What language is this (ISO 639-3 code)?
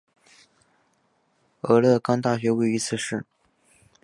zho